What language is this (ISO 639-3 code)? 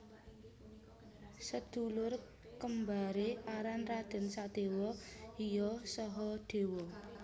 jav